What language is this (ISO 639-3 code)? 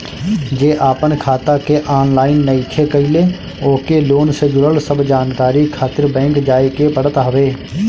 bho